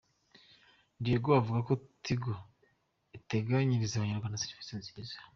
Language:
Kinyarwanda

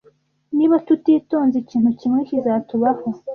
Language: Kinyarwanda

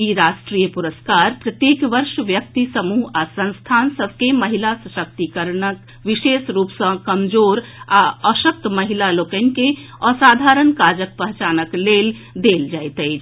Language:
Maithili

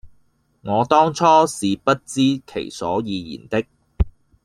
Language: Cantonese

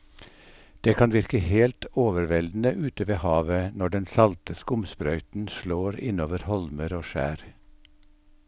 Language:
Norwegian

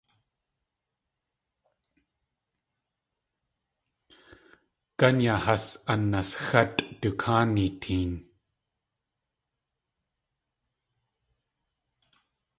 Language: Tlingit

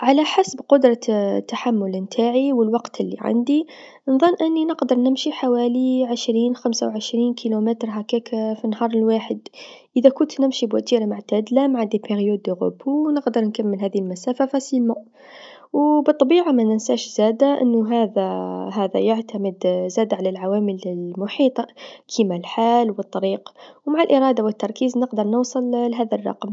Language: Tunisian Arabic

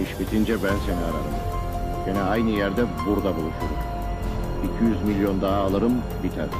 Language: Turkish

